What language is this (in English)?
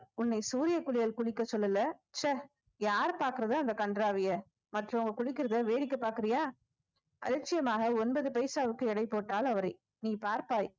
Tamil